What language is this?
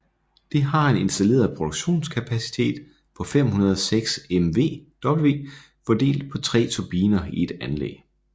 Danish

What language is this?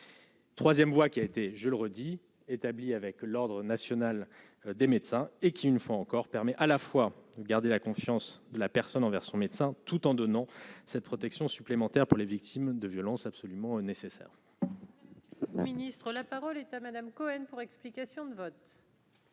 French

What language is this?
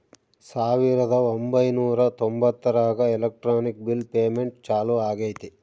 Kannada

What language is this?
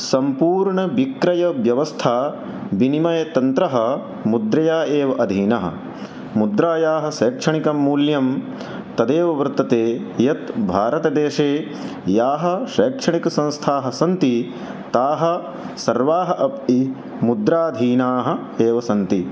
Sanskrit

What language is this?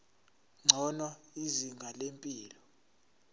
Zulu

